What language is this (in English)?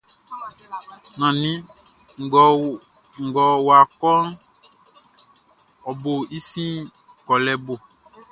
Baoulé